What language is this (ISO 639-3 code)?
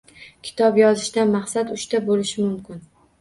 uzb